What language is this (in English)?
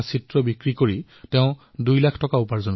Assamese